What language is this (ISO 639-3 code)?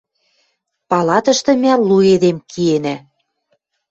mrj